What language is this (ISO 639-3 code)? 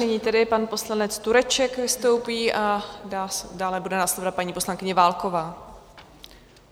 ces